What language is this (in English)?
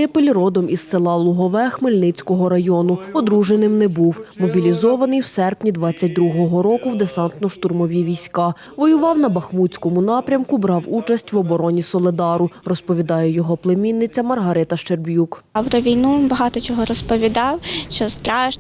Ukrainian